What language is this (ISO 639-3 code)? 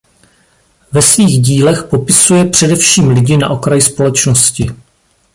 ces